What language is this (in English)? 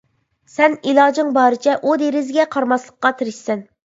Uyghur